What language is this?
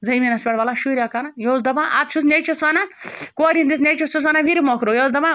Kashmiri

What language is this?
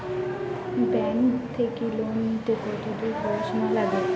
Bangla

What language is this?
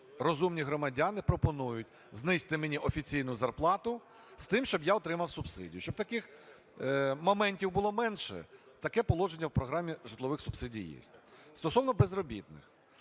Ukrainian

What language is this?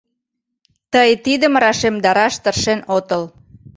Mari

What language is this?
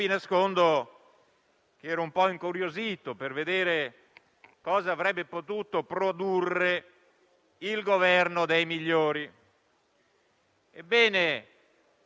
Italian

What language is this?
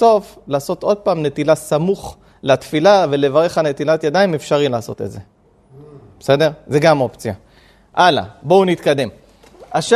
Hebrew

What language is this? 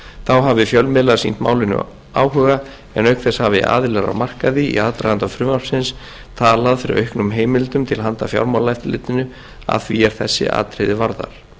Icelandic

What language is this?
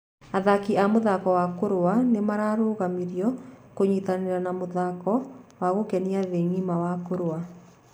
Kikuyu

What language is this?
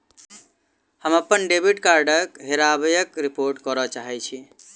Maithili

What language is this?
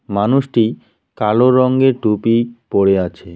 Bangla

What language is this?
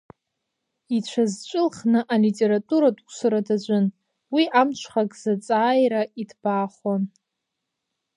Abkhazian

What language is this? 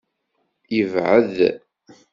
Kabyle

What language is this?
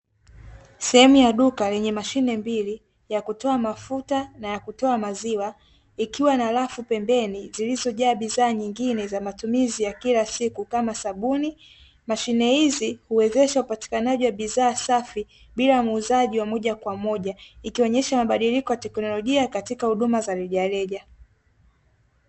Swahili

